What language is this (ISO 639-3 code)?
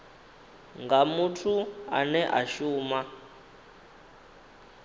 ven